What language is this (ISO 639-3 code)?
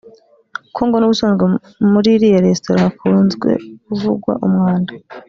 kin